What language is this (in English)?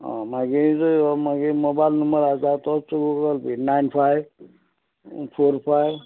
Konkani